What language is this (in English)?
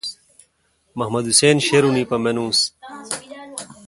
Kalkoti